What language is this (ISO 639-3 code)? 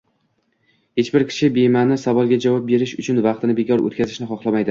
uzb